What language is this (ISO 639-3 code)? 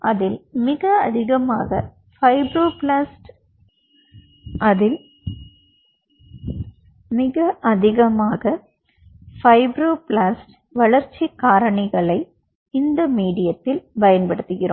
tam